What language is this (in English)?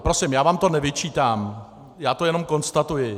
Czech